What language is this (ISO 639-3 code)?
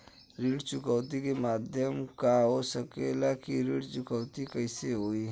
bho